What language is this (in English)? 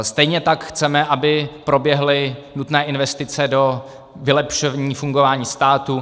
Czech